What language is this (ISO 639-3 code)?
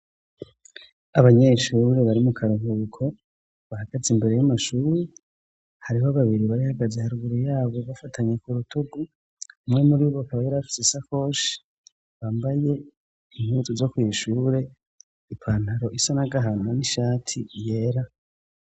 run